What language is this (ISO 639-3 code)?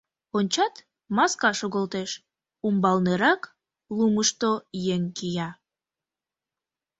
chm